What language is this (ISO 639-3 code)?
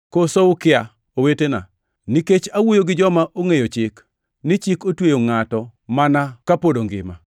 luo